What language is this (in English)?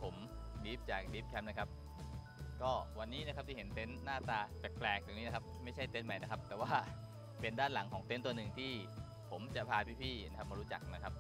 Thai